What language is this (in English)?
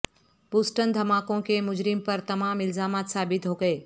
Urdu